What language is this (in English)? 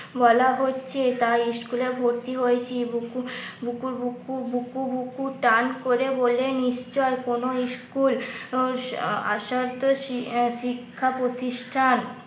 Bangla